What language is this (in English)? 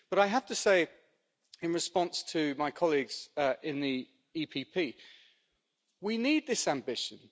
English